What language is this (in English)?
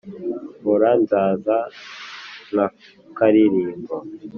Kinyarwanda